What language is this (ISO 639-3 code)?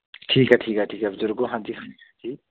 pan